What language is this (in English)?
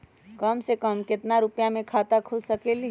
Magahi